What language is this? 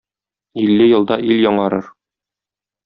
Tatar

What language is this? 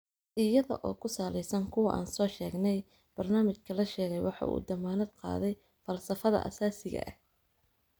Somali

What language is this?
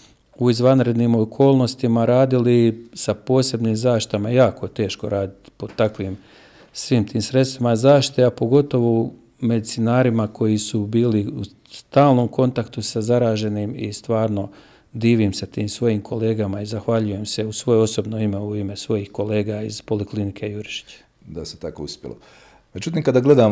Croatian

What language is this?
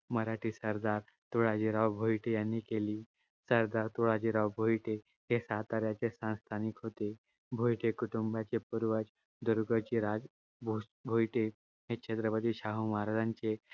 Marathi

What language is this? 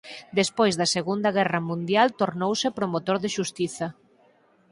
Galician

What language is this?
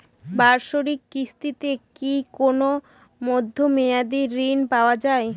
Bangla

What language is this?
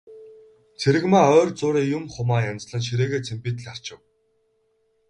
Mongolian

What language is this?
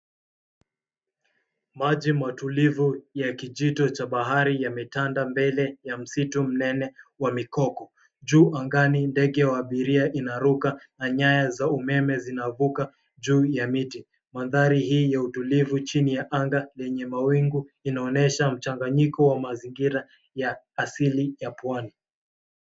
Swahili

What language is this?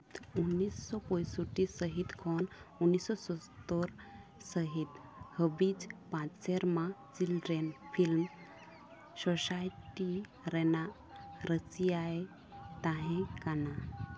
Santali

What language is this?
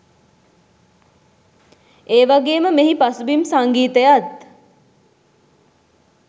Sinhala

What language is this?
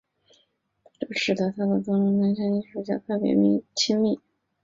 Chinese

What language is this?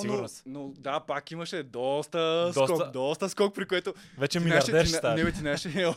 Bulgarian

